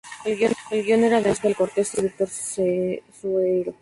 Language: Spanish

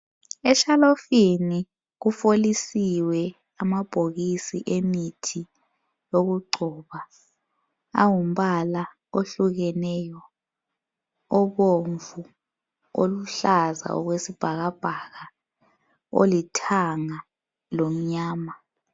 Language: North Ndebele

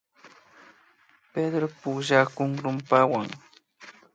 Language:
Imbabura Highland Quichua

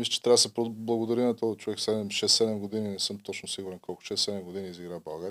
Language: Bulgarian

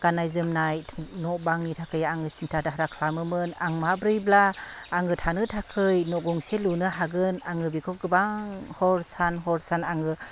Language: Bodo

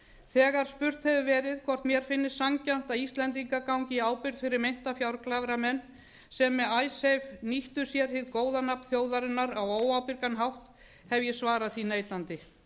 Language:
Icelandic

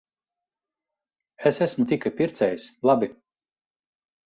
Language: Latvian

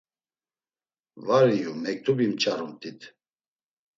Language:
Laz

